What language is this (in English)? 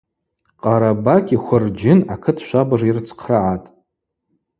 Abaza